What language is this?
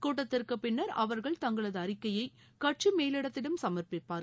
Tamil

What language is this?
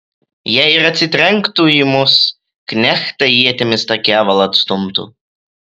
Lithuanian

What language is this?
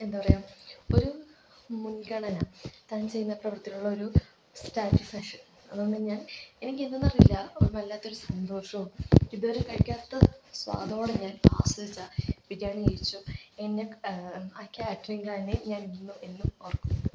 Malayalam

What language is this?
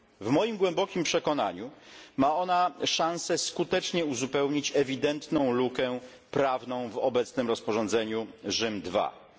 Polish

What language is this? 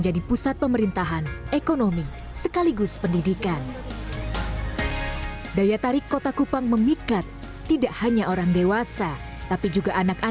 Indonesian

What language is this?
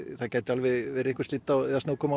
Icelandic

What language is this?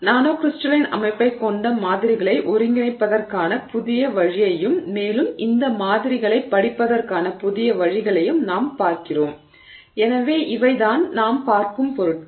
Tamil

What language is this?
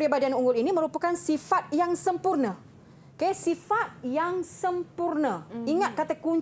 Malay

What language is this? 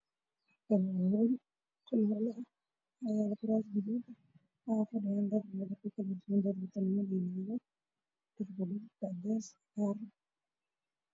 Somali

